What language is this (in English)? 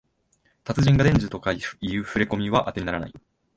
Japanese